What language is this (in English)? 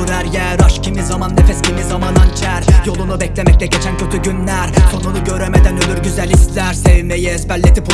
Turkish